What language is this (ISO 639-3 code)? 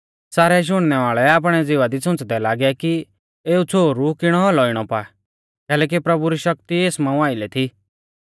bfz